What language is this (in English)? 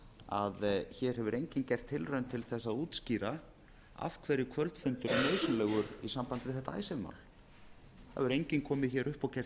Icelandic